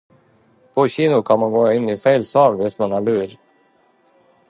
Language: Norwegian Bokmål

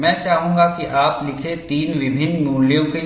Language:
Hindi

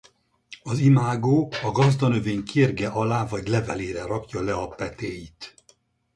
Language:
Hungarian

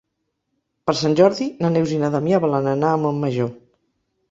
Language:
Catalan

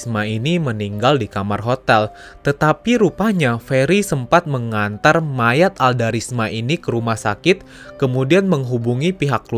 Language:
Indonesian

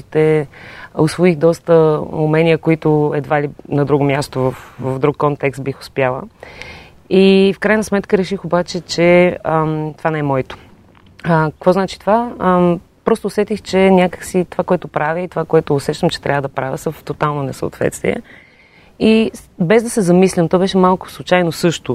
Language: Bulgarian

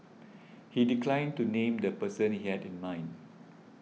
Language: English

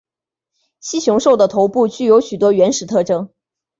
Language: Chinese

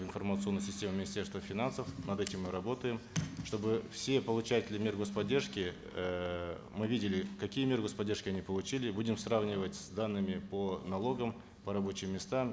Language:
Kazakh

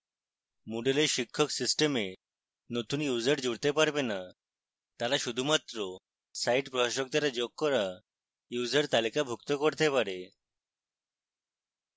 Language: Bangla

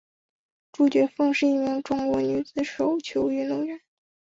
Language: Chinese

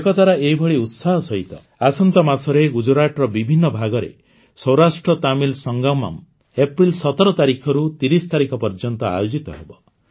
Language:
Odia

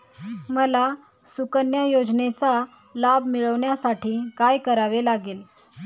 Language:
Marathi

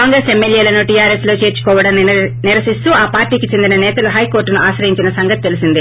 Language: Telugu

